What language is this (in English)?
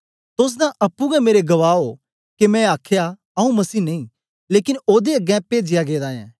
Dogri